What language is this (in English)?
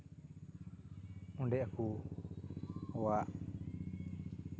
Santali